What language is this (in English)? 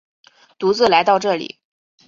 Chinese